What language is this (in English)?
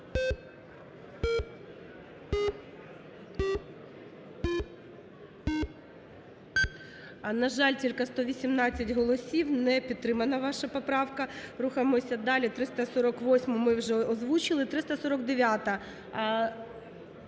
Ukrainian